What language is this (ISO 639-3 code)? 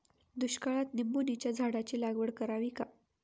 mar